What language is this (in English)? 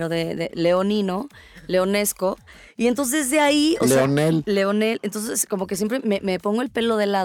Spanish